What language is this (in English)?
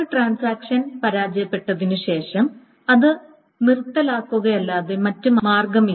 Malayalam